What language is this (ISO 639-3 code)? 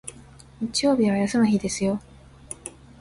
jpn